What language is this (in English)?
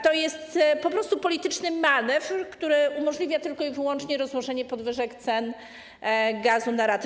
Polish